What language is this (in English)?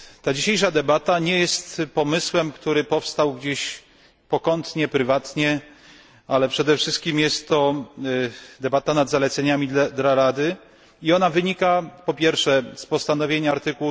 Polish